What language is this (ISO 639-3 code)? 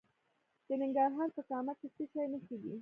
pus